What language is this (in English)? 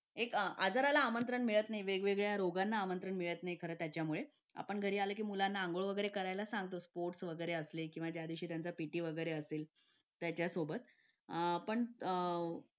Marathi